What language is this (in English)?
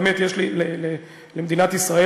Hebrew